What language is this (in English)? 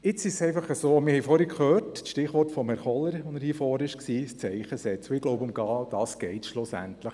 Swiss German